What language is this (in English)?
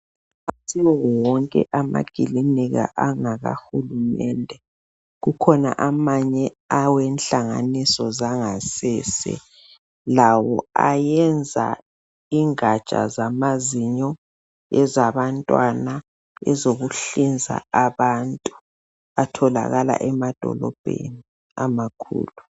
North Ndebele